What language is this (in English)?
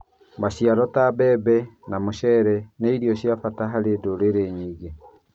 Kikuyu